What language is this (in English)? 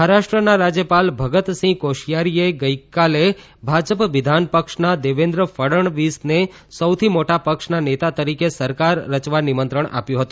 Gujarati